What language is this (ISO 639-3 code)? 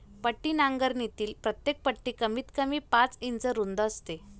mar